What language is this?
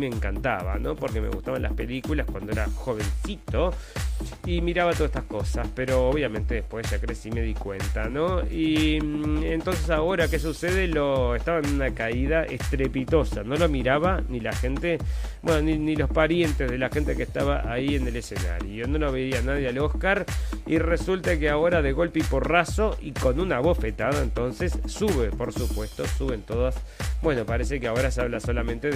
Spanish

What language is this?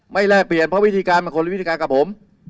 Thai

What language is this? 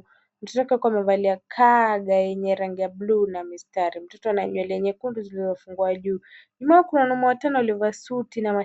Swahili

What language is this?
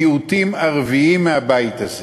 Hebrew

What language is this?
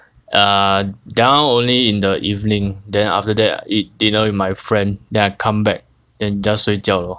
English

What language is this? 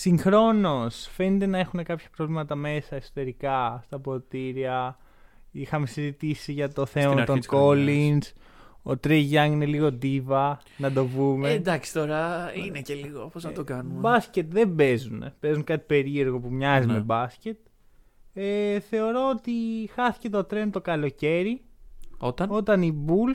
Greek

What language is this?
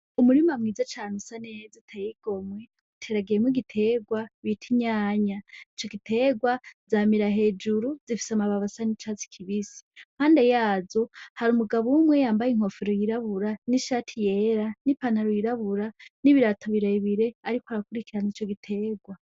Rundi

